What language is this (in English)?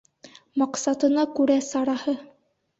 Bashkir